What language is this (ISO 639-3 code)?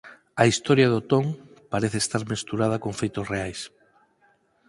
glg